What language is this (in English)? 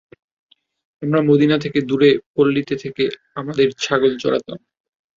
Bangla